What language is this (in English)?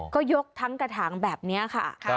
Thai